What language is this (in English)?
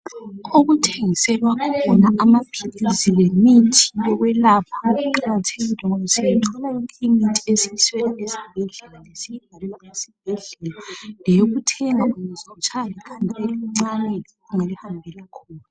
North Ndebele